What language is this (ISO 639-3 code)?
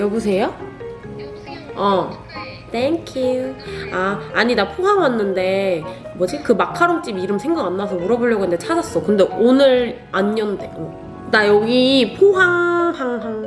kor